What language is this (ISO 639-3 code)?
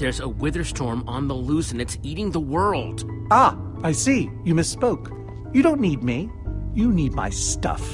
eng